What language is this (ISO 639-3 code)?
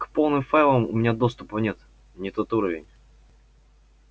rus